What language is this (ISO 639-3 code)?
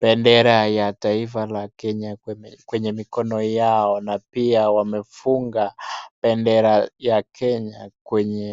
swa